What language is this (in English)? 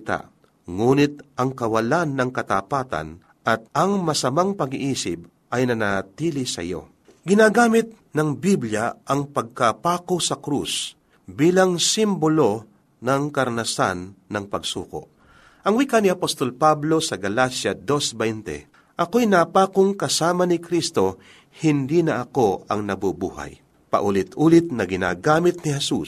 Filipino